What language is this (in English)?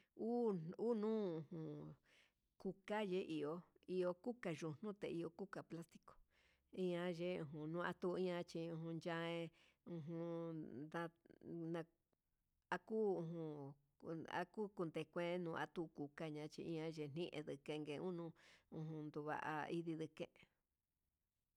Huitepec Mixtec